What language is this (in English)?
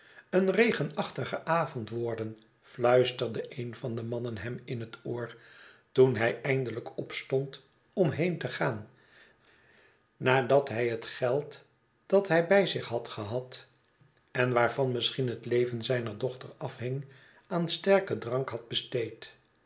Dutch